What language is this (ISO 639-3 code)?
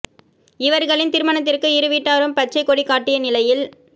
tam